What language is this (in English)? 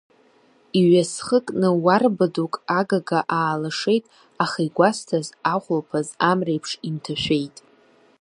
Abkhazian